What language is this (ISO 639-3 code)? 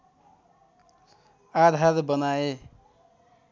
nep